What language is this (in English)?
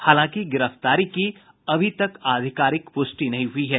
Hindi